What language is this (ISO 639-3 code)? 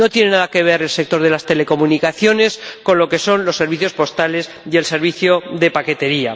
spa